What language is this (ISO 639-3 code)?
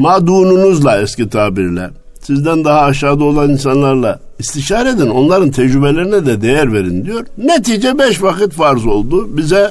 tur